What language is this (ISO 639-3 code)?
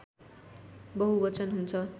nep